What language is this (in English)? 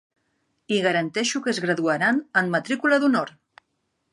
Catalan